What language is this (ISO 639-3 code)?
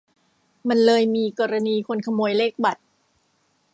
tha